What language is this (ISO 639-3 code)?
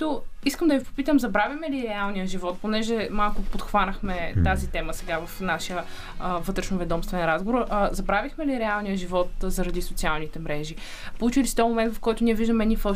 bul